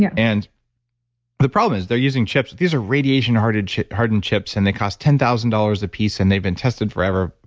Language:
English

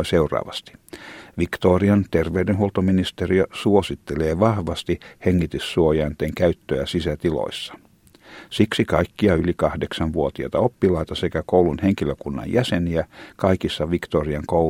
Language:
Finnish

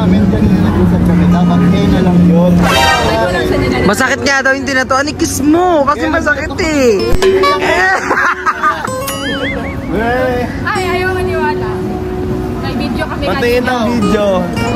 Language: Filipino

